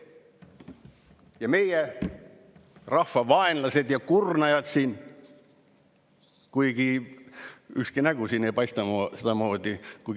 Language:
Estonian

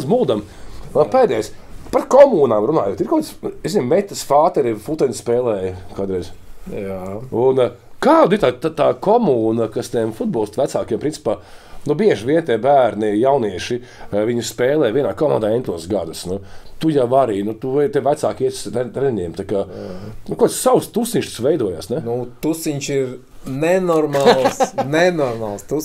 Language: Latvian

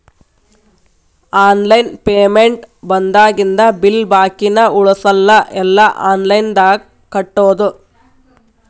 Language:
Kannada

